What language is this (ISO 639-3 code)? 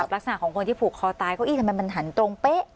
tha